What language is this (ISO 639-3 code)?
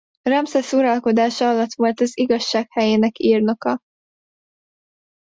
hun